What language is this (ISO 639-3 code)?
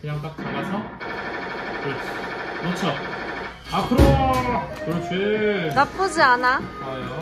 kor